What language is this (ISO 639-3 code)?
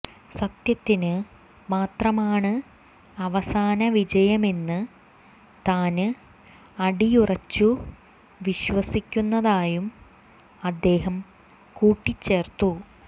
mal